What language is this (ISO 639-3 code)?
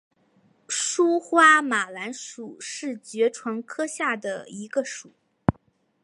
zho